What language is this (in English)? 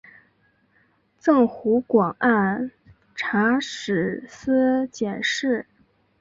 Chinese